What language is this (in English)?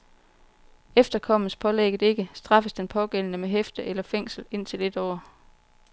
Danish